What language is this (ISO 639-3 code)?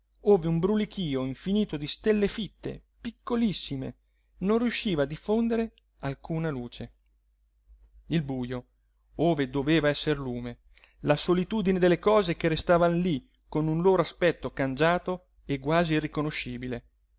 ita